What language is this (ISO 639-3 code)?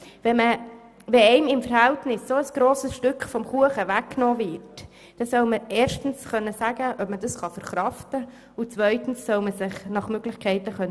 gsw